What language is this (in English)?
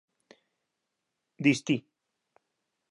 Galician